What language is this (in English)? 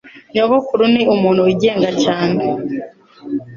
Kinyarwanda